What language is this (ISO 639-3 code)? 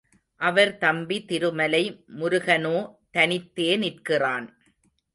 tam